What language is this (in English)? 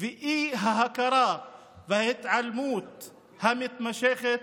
Hebrew